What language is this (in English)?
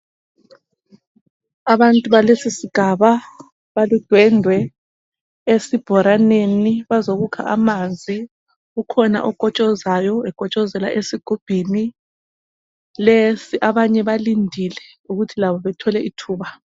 North Ndebele